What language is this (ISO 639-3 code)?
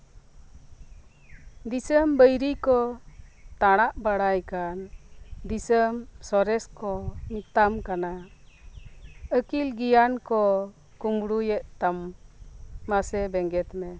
sat